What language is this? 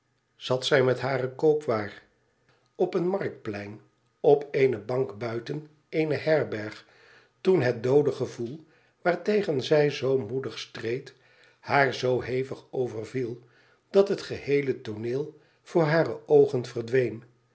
Dutch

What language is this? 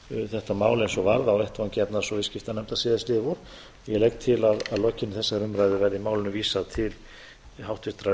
Icelandic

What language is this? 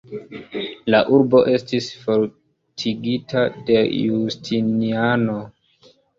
Esperanto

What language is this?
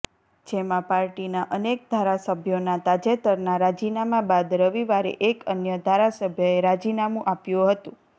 Gujarati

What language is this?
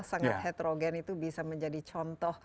Indonesian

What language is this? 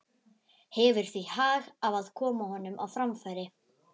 Icelandic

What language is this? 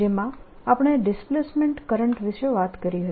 Gujarati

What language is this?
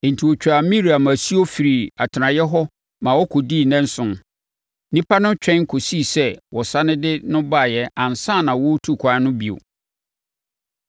Akan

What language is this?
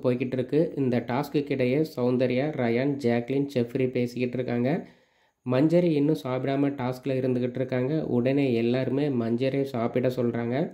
Tamil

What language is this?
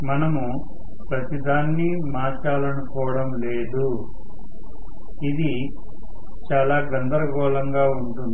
Telugu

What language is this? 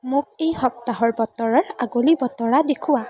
Assamese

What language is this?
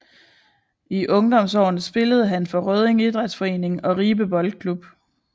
Danish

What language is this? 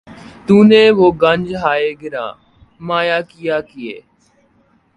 Urdu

